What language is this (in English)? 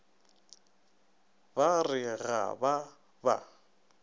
Northern Sotho